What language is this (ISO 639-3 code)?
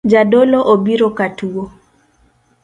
luo